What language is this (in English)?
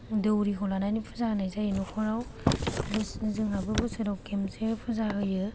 Bodo